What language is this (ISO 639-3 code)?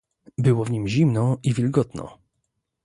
pol